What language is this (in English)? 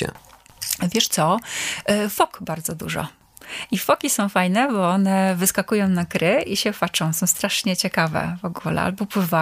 Polish